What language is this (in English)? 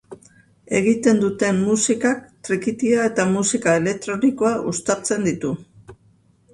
Basque